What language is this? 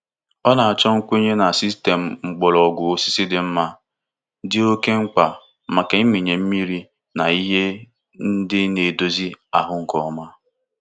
Igbo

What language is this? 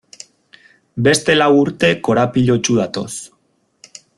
Basque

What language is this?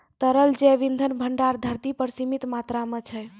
Maithili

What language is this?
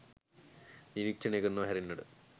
Sinhala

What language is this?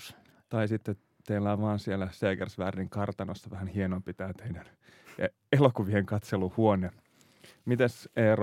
Finnish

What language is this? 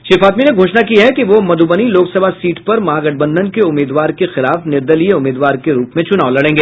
Hindi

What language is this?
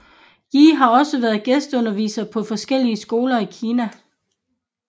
Danish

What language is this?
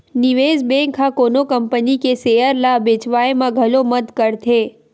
Chhattisgarhi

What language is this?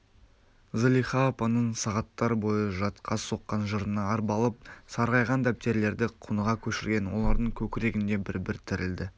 Kazakh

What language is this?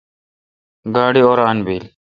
Kalkoti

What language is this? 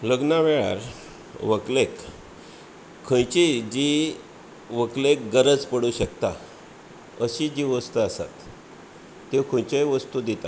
Konkani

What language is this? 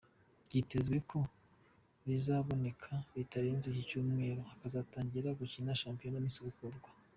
Kinyarwanda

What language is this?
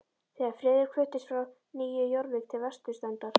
Icelandic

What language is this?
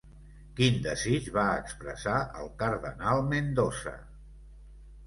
Catalan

